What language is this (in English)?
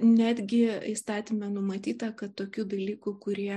Lithuanian